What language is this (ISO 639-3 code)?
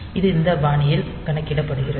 tam